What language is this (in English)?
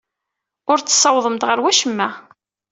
Kabyle